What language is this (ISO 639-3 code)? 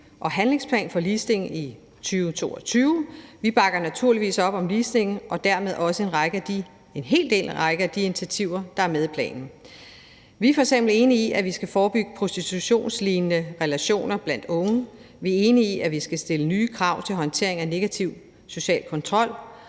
dan